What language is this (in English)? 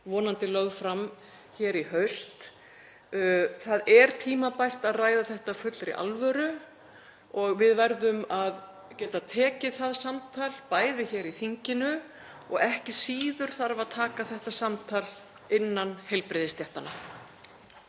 Icelandic